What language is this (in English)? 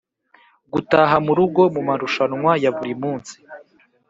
Kinyarwanda